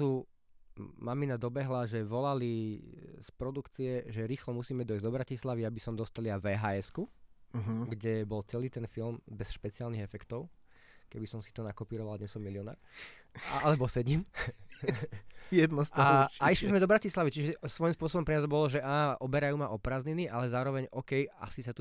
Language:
Slovak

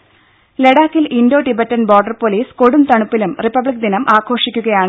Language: Malayalam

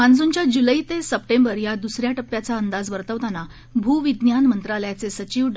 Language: Marathi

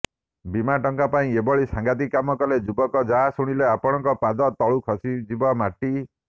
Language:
Odia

